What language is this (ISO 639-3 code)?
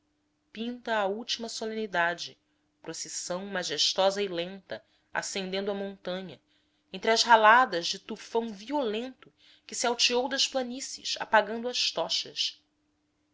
por